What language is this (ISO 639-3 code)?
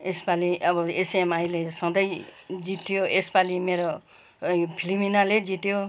nep